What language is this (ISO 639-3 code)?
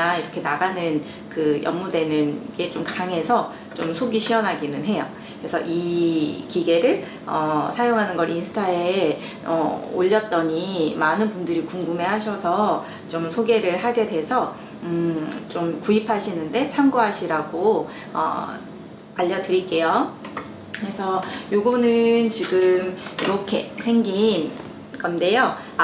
kor